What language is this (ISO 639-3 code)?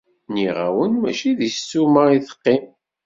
kab